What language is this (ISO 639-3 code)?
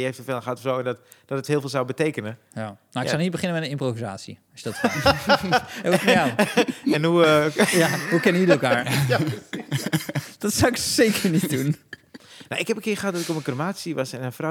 nld